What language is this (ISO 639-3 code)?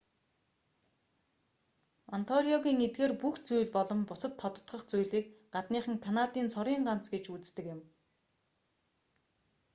mon